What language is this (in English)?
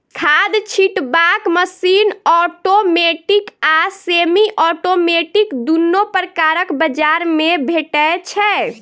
Maithili